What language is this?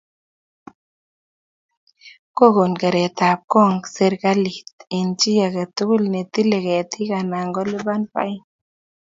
Kalenjin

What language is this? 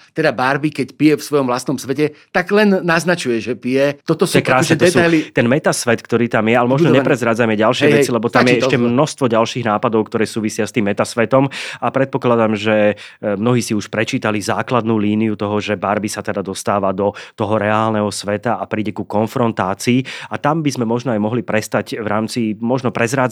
Slovak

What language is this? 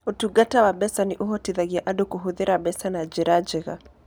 Kikuyu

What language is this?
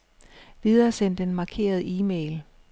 Danish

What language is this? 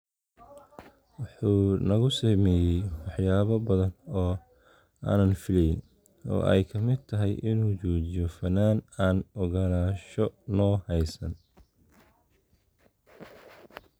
Somali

